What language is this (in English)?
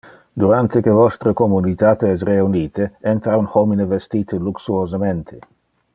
Interlingua